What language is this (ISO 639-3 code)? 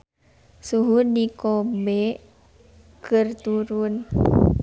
sun